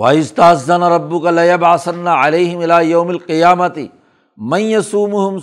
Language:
Urdu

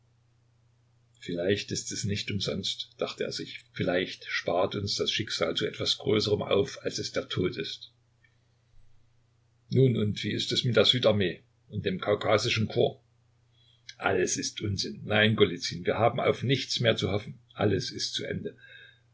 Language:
German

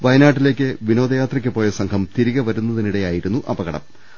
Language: Malayalam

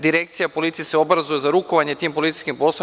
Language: Serbian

